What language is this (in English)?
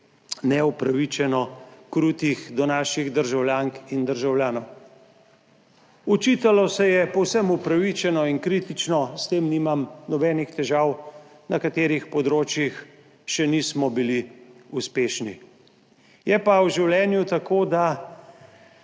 Slovenian